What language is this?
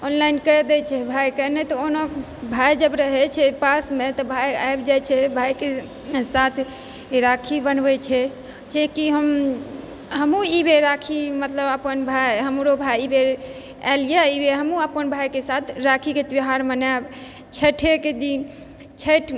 Maithili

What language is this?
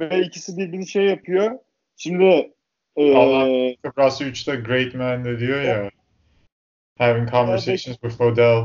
Turkish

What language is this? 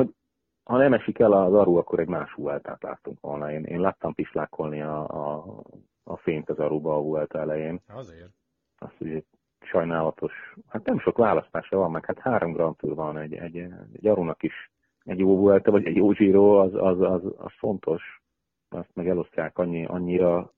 Hungarian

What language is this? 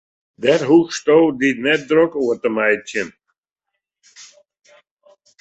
Western Frisian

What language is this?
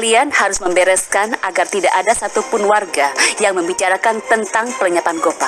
Indonesian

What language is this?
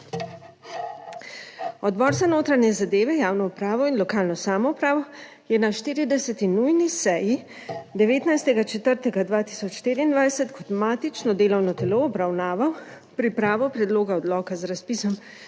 Slovenian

